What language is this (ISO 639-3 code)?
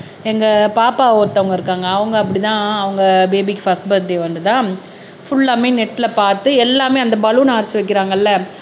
tam